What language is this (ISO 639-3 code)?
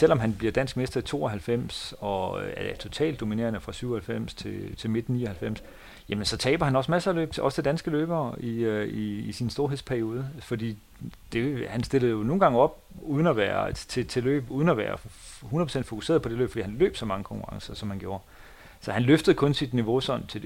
dan